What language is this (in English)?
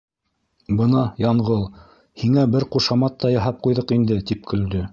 Bashkir